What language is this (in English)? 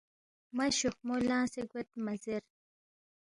Balti